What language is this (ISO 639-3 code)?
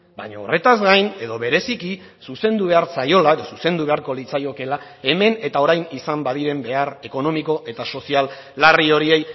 eus